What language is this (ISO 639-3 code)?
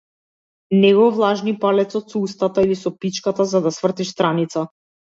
mkd